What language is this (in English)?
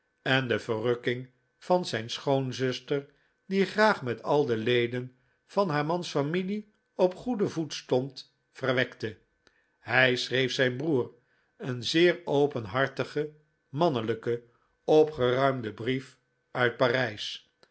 Dutch